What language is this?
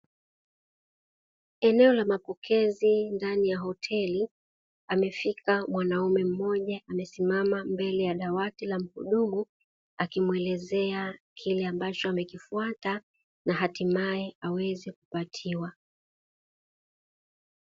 Swahili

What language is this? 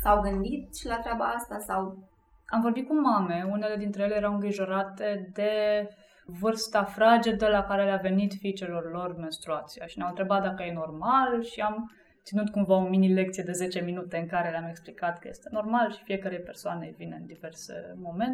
Romanian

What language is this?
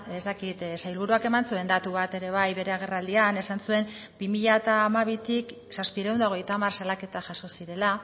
Basque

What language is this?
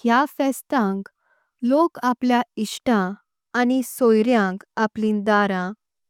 Konkani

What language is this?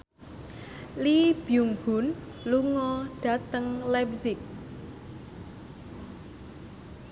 Javanese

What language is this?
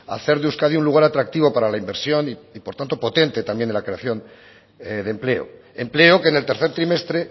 Spanish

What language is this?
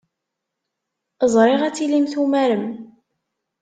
Kabyle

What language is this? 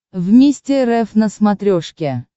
Russian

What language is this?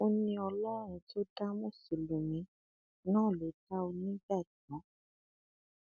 Yoruba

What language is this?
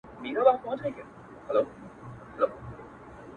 Pashto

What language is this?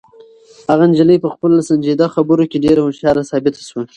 Pashto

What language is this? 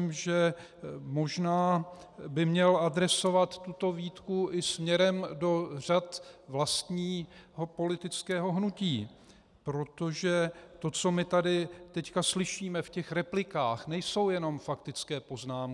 Czech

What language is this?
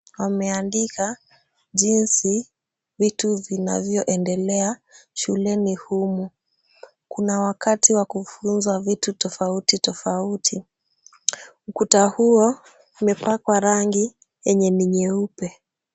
Swahili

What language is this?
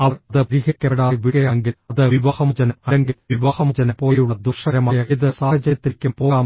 Malayalam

